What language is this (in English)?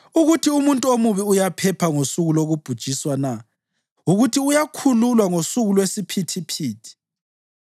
North Ndebele